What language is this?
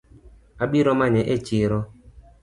Luo (Kenya and Tanzania)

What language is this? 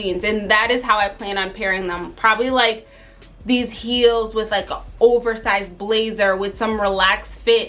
English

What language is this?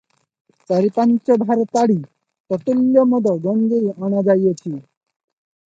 Odia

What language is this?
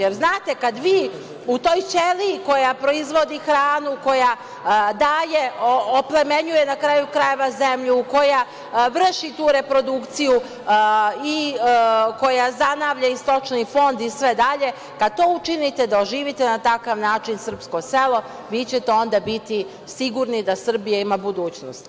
Serbian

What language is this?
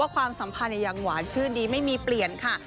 Thai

